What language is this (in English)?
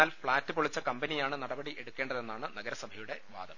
Malayalam